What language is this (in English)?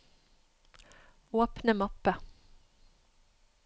Norwegian